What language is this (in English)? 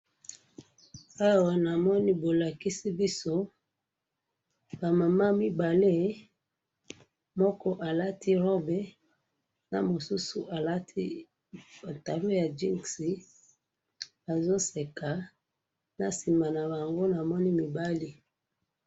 Lingala